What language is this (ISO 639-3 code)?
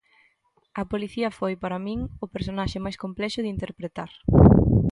glg